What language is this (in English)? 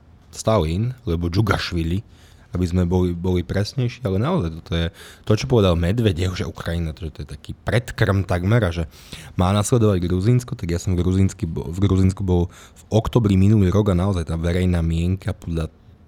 Slovak